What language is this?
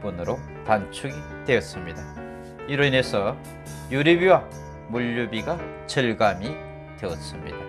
Korean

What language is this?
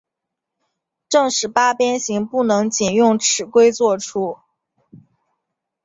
Chinese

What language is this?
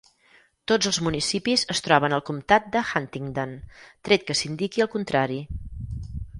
Catalan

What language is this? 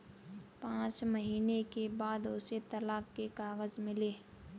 Hindi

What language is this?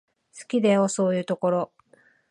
Japanese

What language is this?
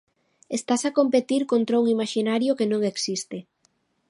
Galician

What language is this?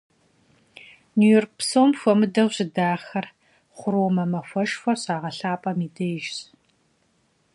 Kabardian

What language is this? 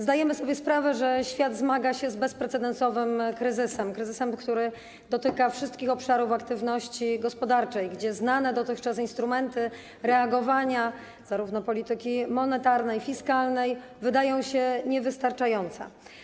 Polish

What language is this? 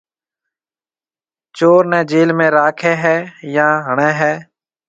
Marwari (Pakistan)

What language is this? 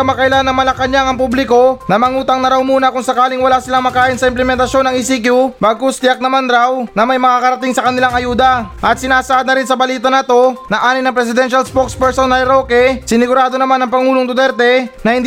Filipino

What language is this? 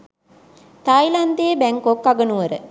Sinhala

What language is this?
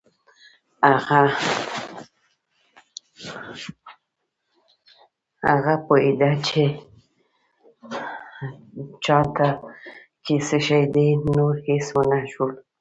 Pashto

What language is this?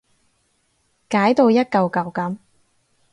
Cantonese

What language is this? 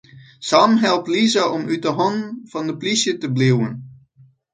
Western Frisian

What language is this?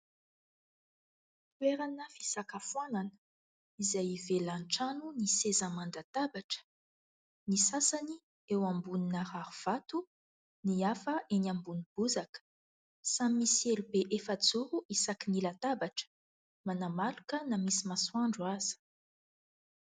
Malagasy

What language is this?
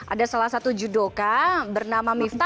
Indonesian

